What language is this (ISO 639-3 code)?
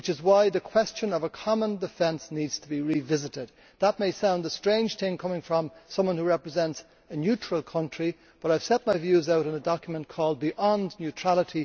eng